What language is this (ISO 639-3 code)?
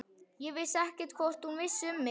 isl